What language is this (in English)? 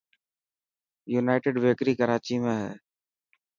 Dhatki